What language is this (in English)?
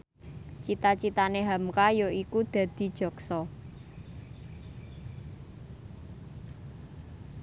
Javanese